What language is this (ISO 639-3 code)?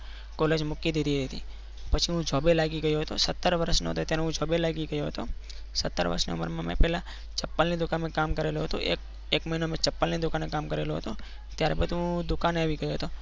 guj